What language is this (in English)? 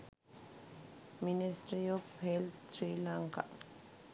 Sinhala